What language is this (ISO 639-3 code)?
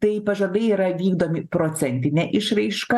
lit